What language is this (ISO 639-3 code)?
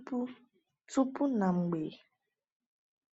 ibo